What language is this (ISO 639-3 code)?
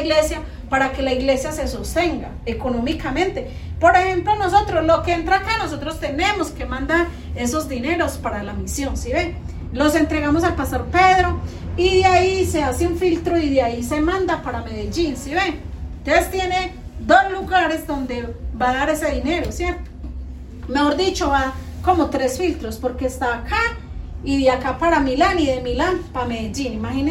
spa